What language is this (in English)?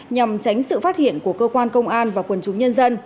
Vietnamese